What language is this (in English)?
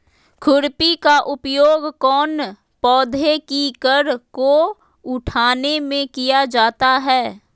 Magahi